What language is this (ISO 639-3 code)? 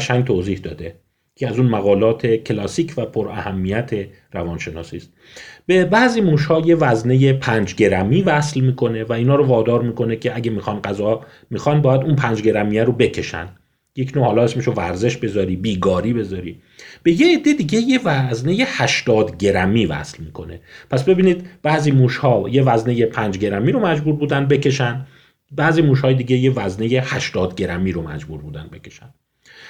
fas